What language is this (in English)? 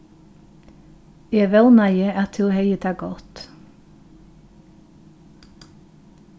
Faroese